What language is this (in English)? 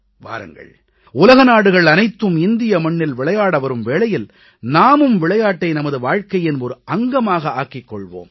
Tamil